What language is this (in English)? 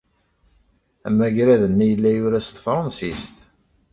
Kabyle